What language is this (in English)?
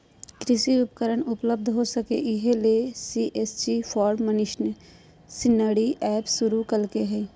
Magahi